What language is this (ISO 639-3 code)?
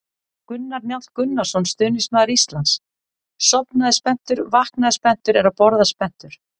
isl